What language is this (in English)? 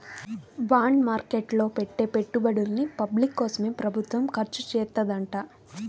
Telugu